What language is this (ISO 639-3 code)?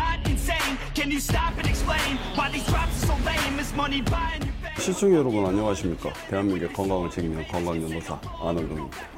kor